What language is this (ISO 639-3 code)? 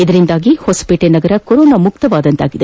kan